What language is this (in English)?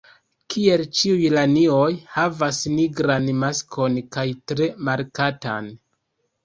Esperanto